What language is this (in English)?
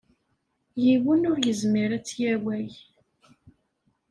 Kabyle